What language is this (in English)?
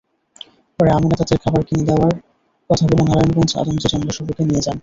Bangla